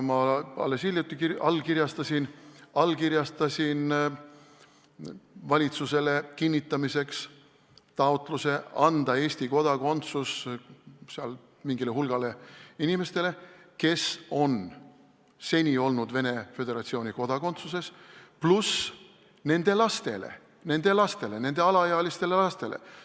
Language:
Estonian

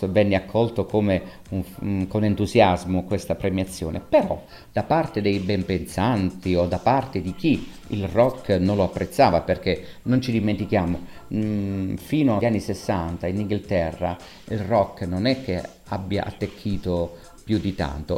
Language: Italian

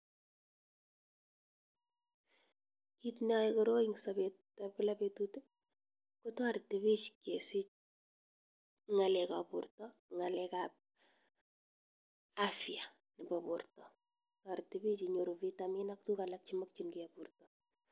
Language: Kalenjin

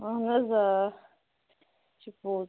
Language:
Kashmiri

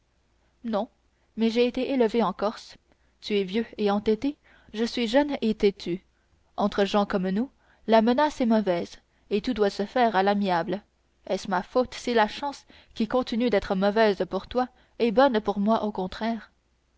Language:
French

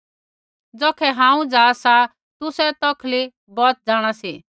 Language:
Kullu Pahari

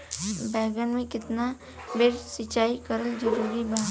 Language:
Bhojpuri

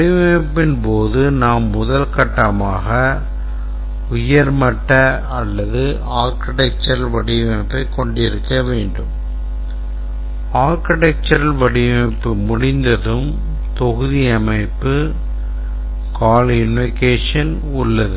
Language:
Tamil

